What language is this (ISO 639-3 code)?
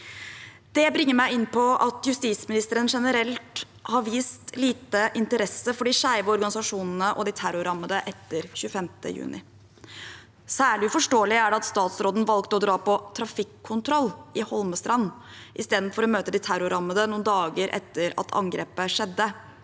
nor